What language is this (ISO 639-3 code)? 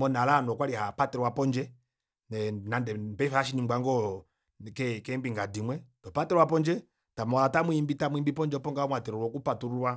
kua